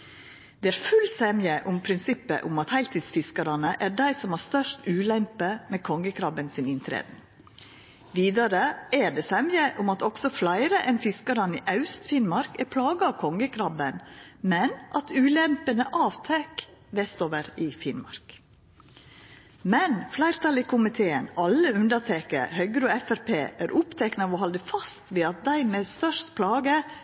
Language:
Norwegian Nynorsk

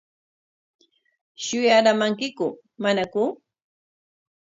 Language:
Corongo Ancash Quechua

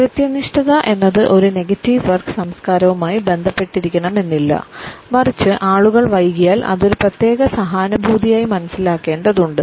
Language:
Malayalam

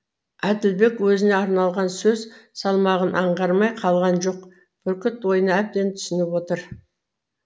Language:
Kazakh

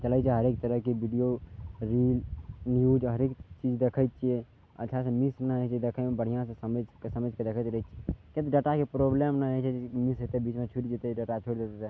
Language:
Maithili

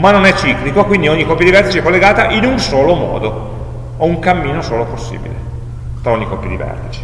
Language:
Italian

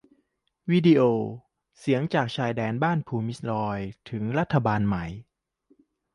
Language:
Thai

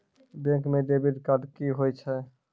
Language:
Maithili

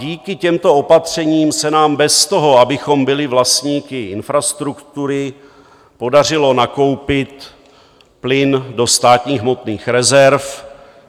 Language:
Czech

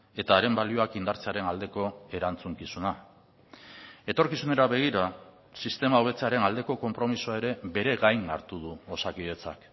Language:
Basque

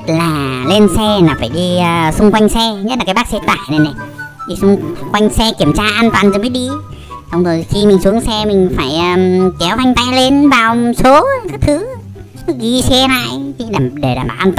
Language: Vietnamese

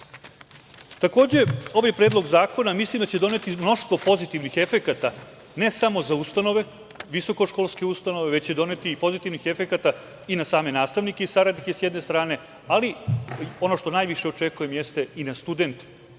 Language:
Serbian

